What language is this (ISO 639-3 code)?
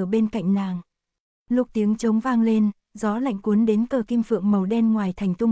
vie